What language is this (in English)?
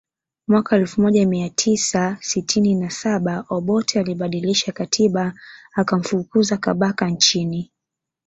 Swahili